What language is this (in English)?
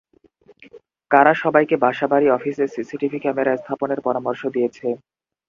Bangla